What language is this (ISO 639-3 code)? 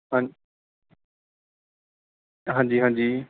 pan